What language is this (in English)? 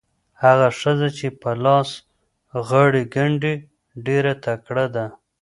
Pashto